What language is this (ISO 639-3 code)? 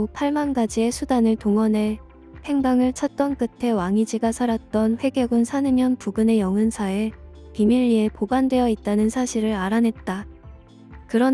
kor